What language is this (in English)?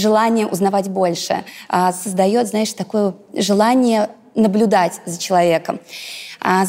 Russian